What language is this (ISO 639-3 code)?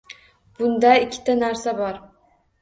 uzb